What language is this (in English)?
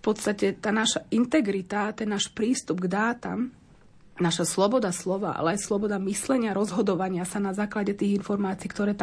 Slovak